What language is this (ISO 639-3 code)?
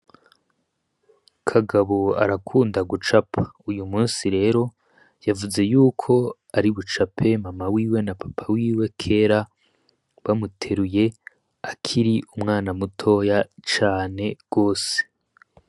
run